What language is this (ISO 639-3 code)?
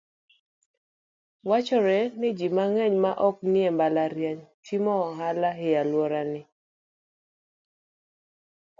luo